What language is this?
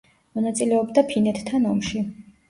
Georgian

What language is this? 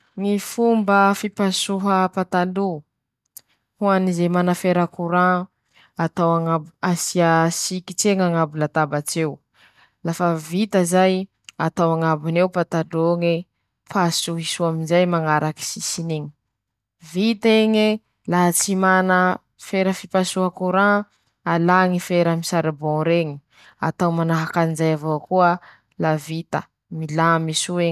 Masikoro Malagasy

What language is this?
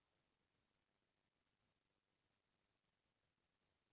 Chhattisgarhi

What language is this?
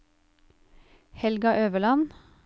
Norwegian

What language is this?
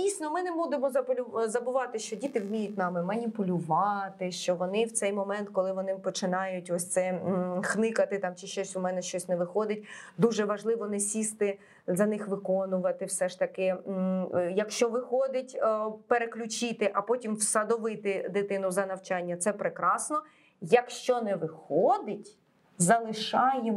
Ukrainian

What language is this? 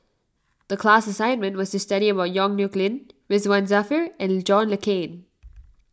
English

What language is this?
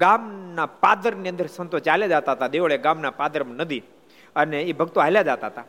Gujarati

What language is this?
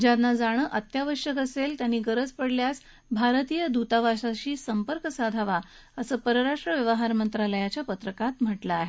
Marathi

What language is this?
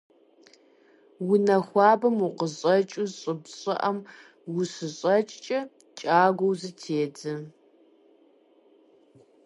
Kabardian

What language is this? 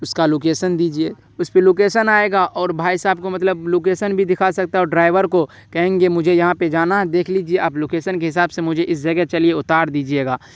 Urdu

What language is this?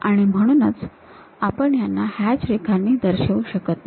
Marathi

